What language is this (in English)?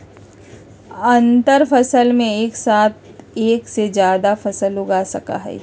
Magahi